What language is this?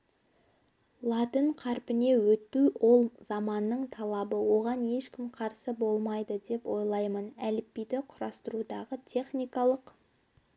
Kazakh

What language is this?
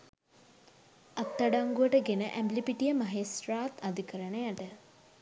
Sinhala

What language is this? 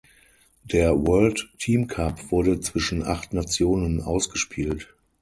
German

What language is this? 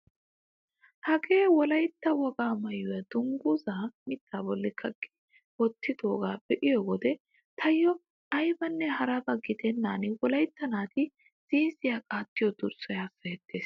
Wolaytta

